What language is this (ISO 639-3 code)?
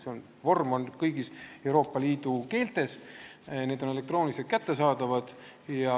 est